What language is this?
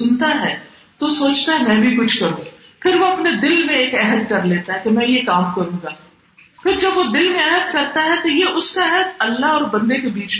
Urdu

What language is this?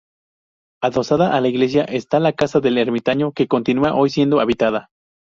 Spanish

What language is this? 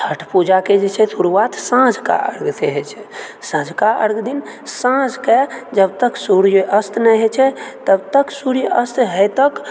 Maithili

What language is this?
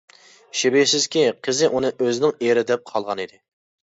Uyghur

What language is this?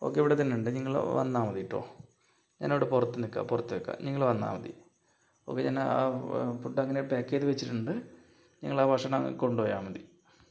Malayalam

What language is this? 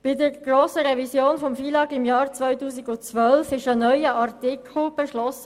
Swiss German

